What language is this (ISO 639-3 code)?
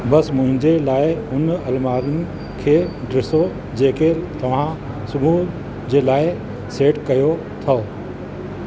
snd